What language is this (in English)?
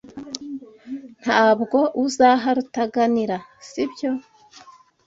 Kinyarwanda